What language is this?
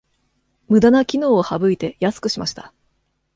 Japanese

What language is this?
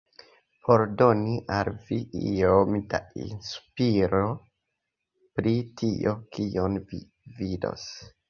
Esperanto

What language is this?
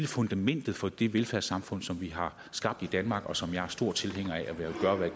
Danish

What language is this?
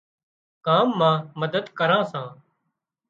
Wadiyara Koli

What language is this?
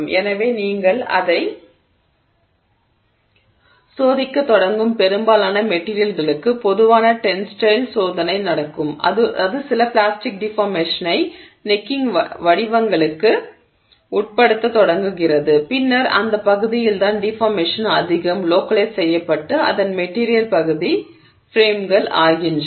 Tamil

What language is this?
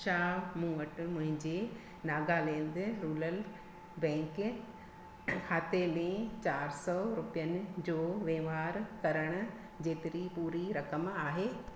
Sindhi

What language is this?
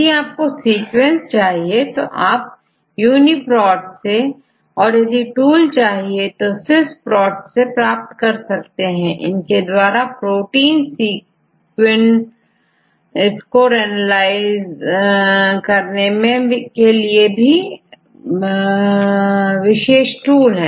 Hindi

